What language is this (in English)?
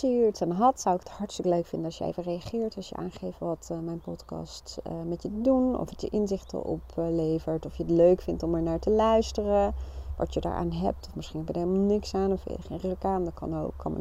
Dutch